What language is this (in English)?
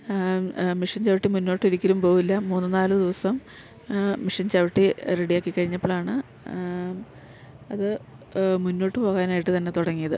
Malayalam